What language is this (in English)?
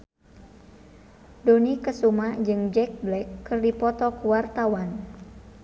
Sundanese